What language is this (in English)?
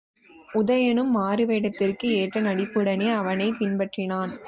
Tamil